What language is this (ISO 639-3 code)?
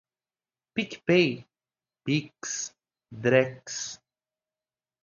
por